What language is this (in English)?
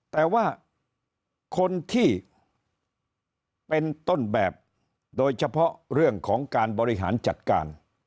Thai